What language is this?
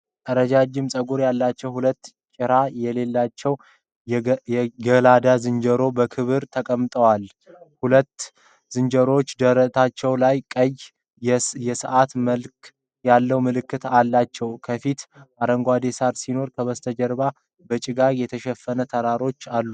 Amharic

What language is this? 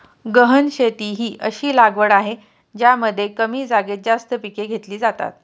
Marathi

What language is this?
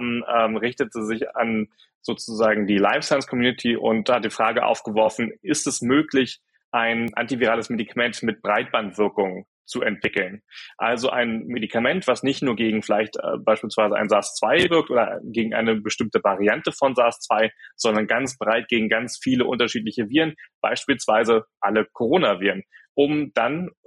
German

